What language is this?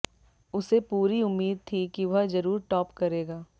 Hindi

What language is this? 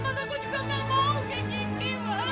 Indonesian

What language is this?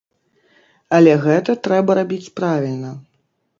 Belarusian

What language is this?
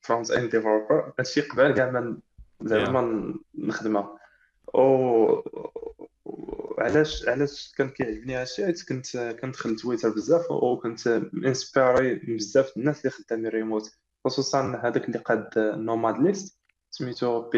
Arabic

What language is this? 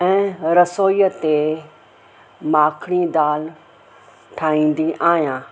Sindhi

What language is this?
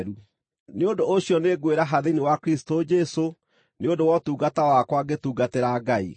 Kikuyu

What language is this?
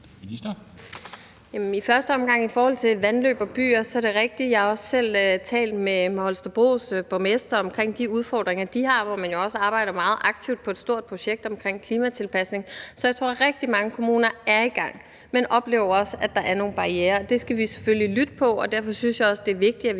Danish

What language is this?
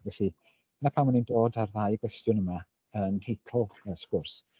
Welsh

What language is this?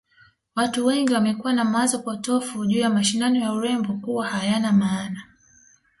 Swahili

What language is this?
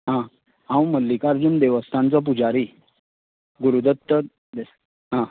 Konkani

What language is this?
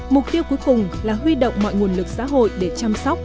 Vietnamese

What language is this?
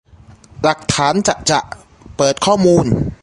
Thai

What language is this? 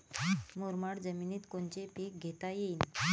Marathi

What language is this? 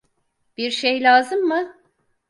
Turkish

